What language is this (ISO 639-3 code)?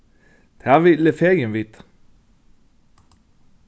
fao